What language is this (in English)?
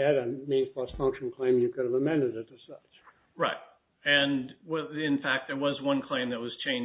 English